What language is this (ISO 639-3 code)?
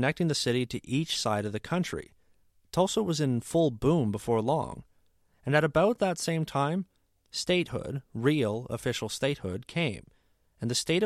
eng